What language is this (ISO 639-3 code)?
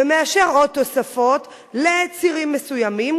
heb